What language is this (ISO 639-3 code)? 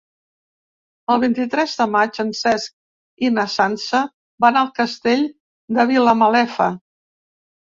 cat